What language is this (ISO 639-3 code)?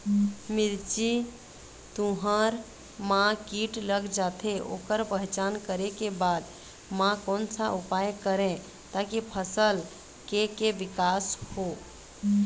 hne